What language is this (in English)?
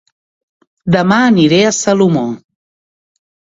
Catalan